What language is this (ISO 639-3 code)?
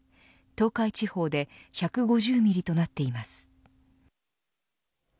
jpn